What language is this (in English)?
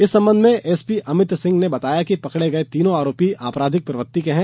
Hindi